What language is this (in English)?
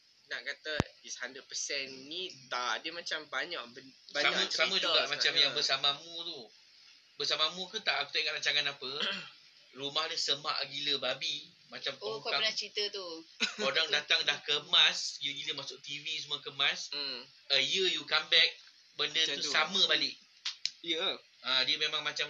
Malay